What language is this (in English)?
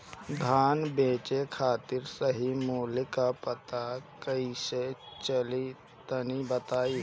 Bhojpuri